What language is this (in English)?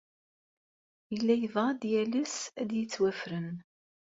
Kabyle